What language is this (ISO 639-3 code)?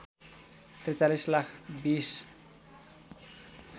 nep